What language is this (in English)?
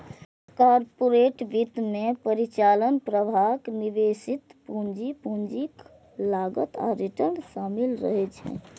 Maithili